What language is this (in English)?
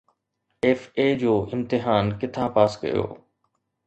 Sindhi